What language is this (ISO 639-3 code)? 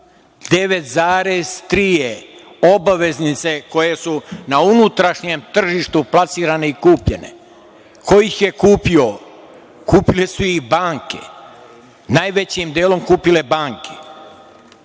srp